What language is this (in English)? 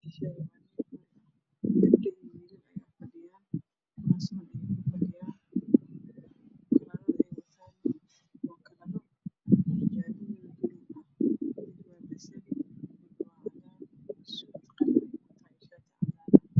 Somali